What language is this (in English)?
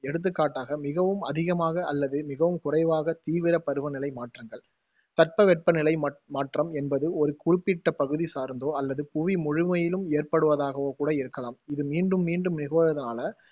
Tamil